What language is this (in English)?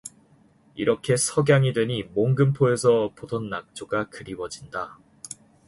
Korean